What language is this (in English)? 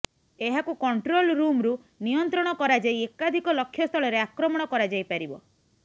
Odia